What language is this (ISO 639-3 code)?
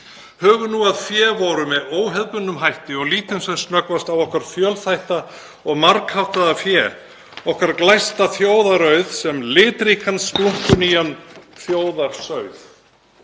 isl